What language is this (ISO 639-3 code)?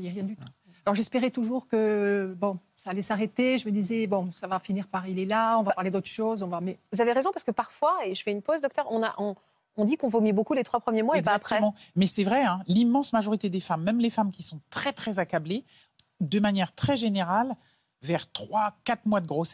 fra